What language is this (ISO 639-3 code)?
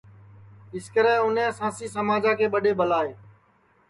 ssi